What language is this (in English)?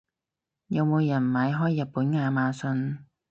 Cantonese